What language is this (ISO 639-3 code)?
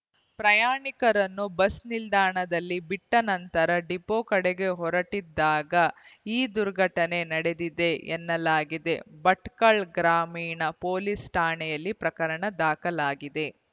kan